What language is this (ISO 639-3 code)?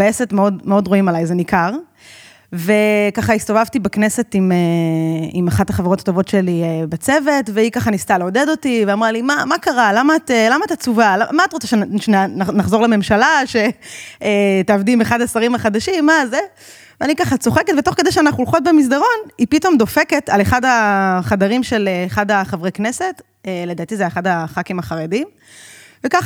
heb